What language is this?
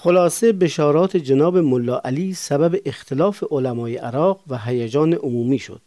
Persian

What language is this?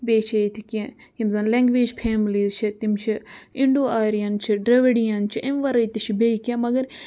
Kashmiri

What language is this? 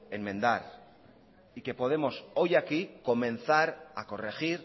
Spanish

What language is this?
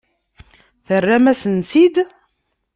Kabyle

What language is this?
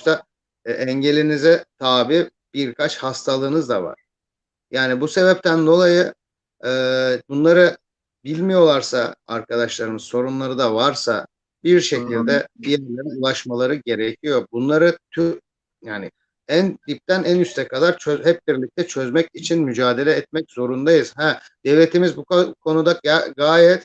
Turkish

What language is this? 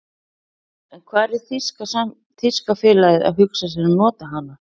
Icelandic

